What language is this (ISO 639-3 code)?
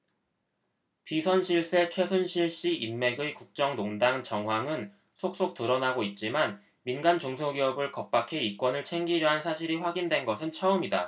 kor